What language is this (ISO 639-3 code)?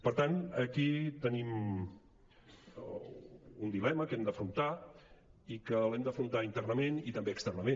cat